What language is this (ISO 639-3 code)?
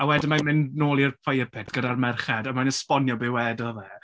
cym